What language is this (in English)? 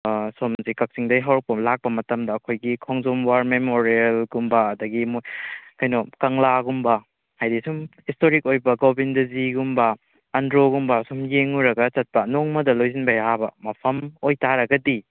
Manipuri